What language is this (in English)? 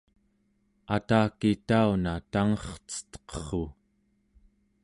Central Yupik